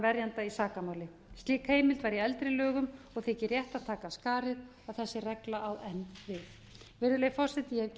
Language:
Icelandic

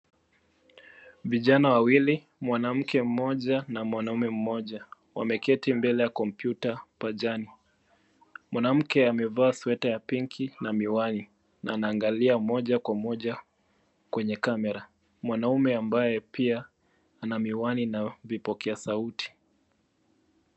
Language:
Swahili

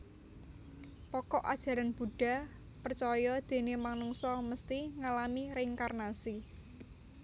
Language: Javanese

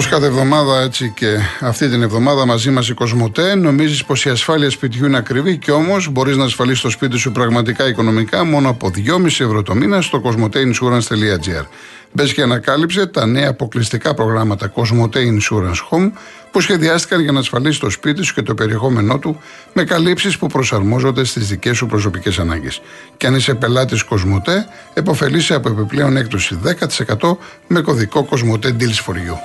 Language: Greek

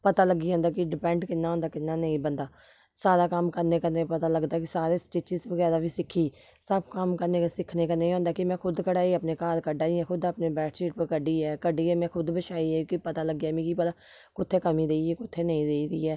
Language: Dogri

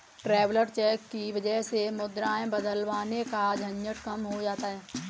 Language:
Hindi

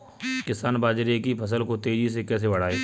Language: Hindi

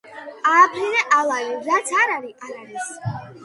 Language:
Georgian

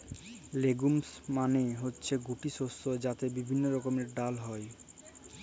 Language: Bangla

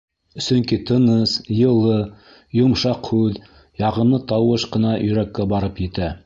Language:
Bashkir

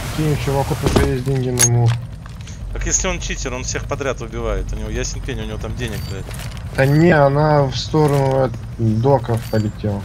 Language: Russian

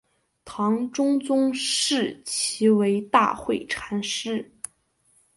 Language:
Chinese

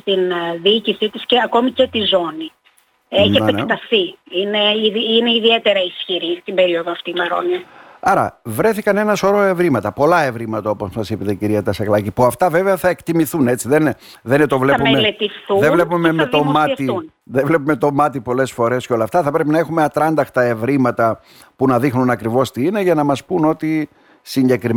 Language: Greek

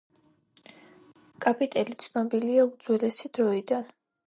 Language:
Georgian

